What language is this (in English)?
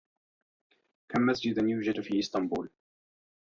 Arabic